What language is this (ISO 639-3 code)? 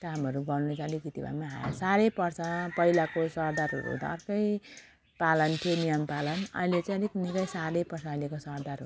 nep